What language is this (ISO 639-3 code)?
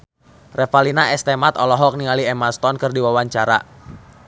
sun